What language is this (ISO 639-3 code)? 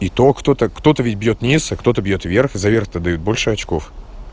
rus